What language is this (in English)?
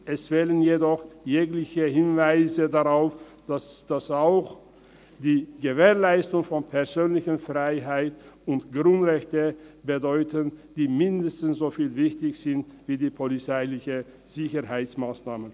Swiss German